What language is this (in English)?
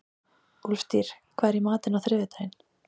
Icelandic